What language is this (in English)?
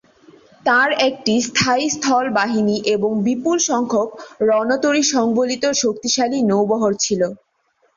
Bangla